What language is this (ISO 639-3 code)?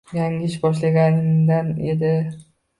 uzb